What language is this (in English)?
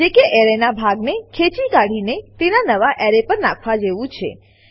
Gujarati